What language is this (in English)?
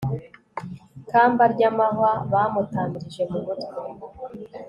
Kinyarwanda